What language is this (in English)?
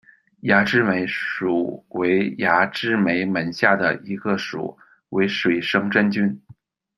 Chinese